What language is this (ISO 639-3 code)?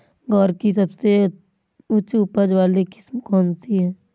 hin